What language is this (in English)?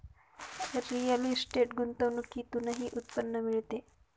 Marathi